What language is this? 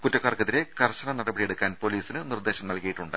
Malayalam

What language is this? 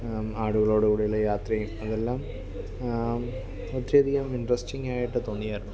Malayalam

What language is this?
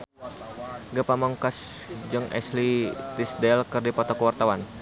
Sundanese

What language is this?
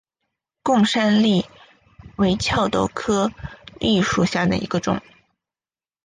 Chinese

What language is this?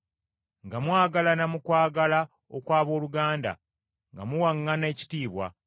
Ganda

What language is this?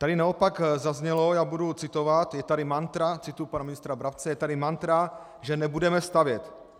Czech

